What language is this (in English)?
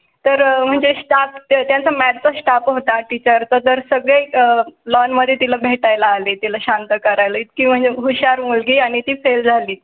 Marathi